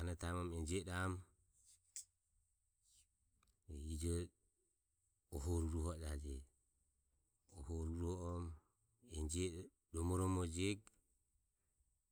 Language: Ömie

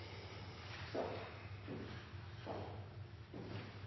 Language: Norwegian Nynorsk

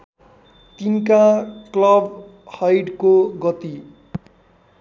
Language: Nepali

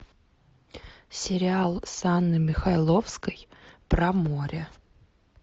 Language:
Russian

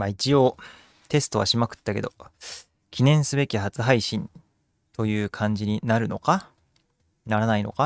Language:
Japanese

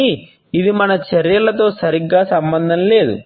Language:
Telugu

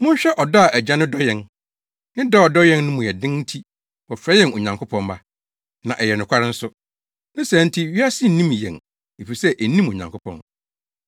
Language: Akan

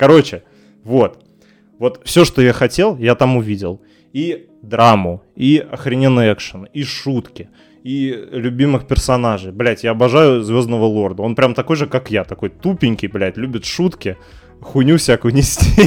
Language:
Russian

